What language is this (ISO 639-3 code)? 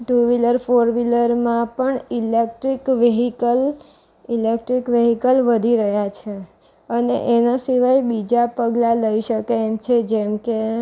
guj